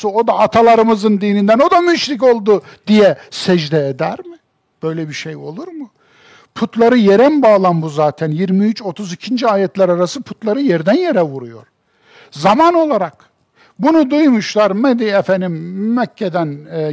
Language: Turkish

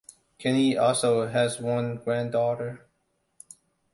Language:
English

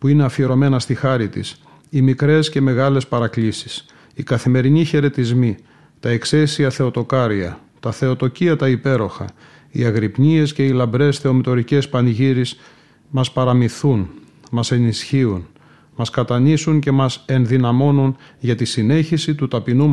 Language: Greek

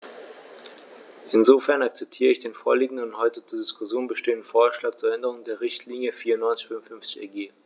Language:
German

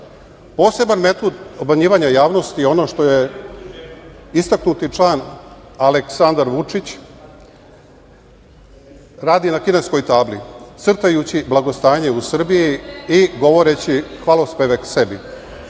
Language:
Serbian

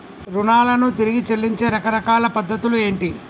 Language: Telugu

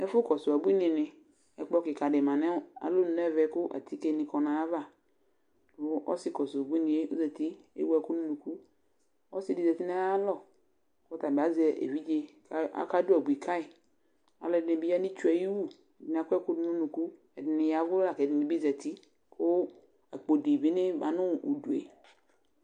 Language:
Ikposo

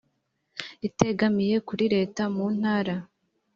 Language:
Kinyarwanda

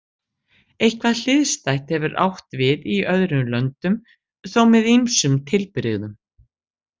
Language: Icelandic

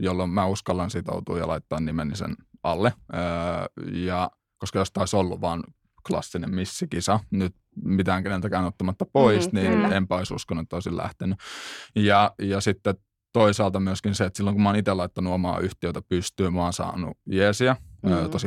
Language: Finnish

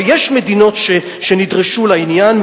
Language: Hebrew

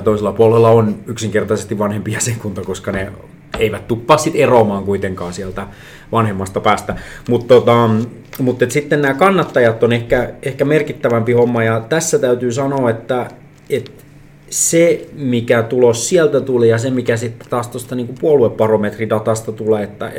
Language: Finnish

